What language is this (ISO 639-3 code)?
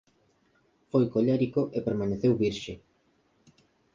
glg